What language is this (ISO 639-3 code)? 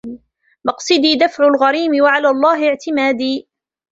ara